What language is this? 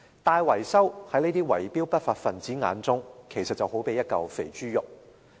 Cantonese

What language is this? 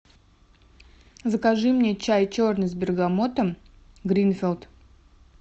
Russian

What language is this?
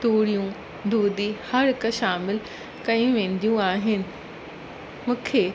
Sindhi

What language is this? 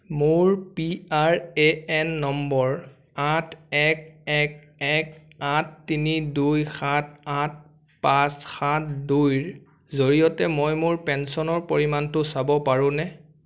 Assamese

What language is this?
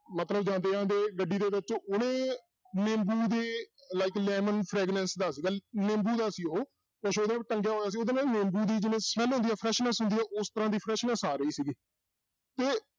Punjabi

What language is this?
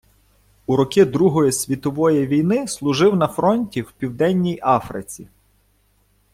Ukrainian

